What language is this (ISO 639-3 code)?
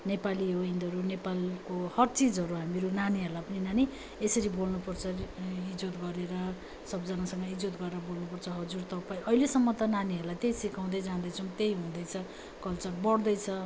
nep